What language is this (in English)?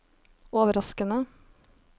Norwegian